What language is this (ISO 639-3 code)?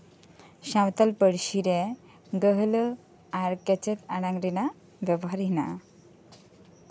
sat